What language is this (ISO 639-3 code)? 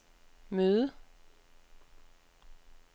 dan